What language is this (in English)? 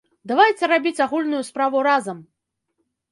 Belarusian